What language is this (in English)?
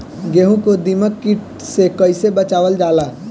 Bhojpuri